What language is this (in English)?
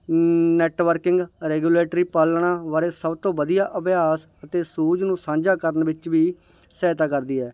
Punjabi